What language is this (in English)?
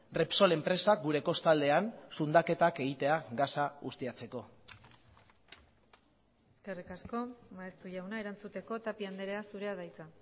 Basque